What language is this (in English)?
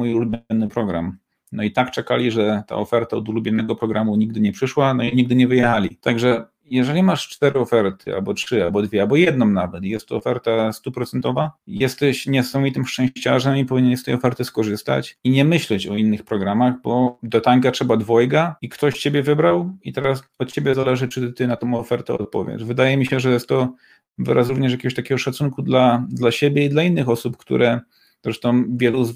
Polish